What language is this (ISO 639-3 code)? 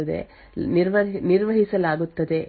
kan